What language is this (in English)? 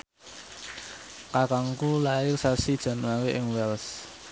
Javanese